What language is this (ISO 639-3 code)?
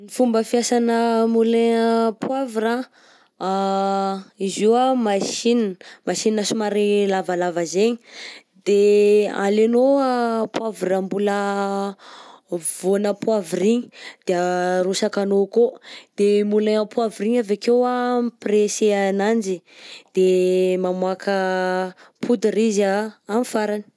bzc